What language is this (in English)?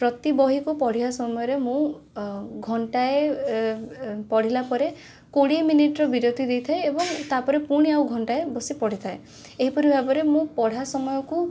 Odia